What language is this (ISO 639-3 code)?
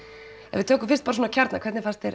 isl